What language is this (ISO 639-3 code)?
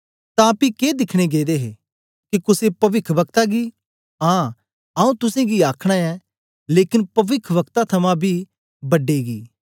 doi